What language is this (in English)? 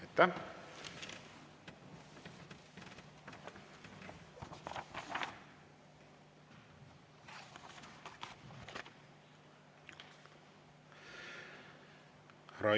Estonian